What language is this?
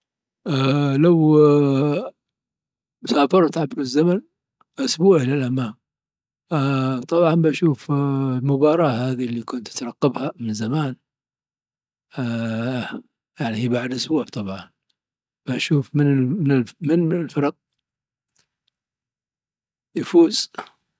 Dhofari Arabic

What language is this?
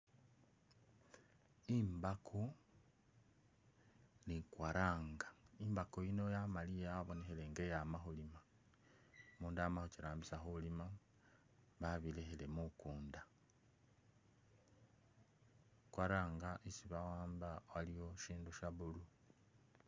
Masaaba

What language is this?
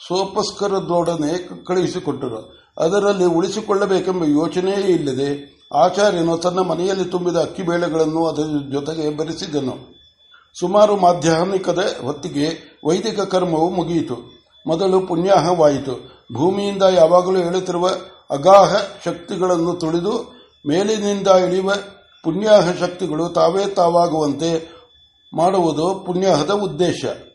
Kannada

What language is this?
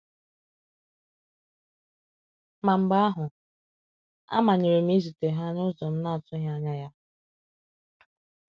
Igbo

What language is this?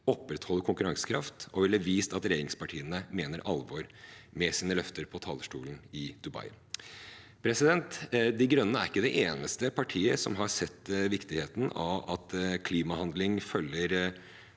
Norwegian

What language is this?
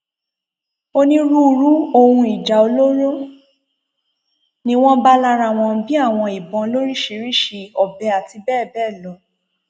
Yoruba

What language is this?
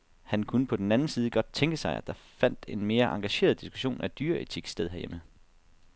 Danish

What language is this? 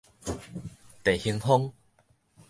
Min Nan Chinese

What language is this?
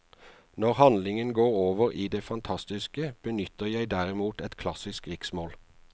Norwegian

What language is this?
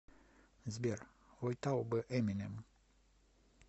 Russian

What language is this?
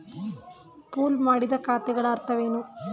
Kannada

